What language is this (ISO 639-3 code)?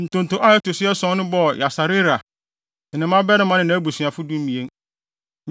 aka